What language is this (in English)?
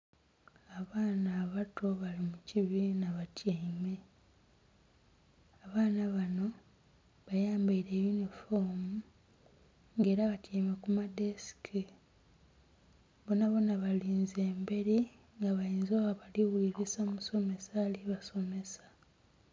Soga